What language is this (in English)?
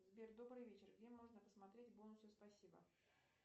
Russian